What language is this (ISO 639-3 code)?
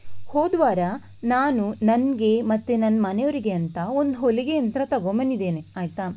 kan